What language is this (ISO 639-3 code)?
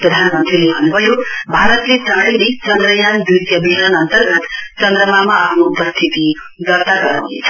nep